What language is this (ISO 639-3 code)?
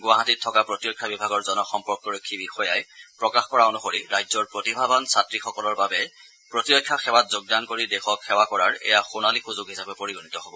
asm